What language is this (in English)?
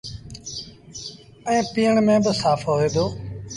Sindhi Bhil